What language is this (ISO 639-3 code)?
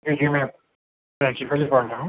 urd